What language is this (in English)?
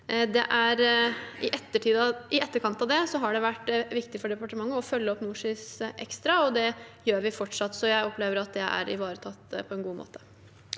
Norwegian